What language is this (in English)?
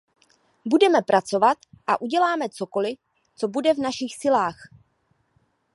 Czech